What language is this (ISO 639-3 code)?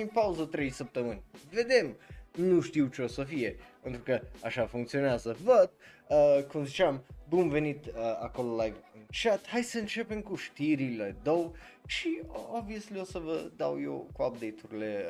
ron